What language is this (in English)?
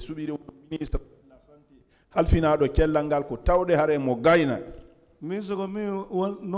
French